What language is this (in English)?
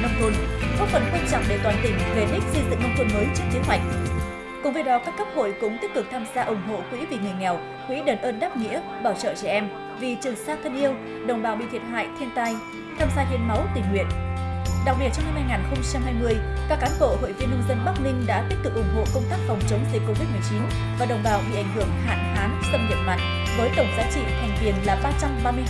Vietnamese